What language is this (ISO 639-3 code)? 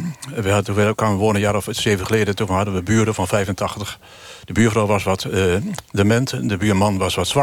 nld